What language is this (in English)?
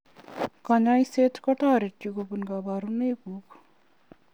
Kalenjin